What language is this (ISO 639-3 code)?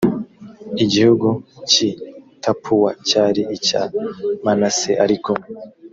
kin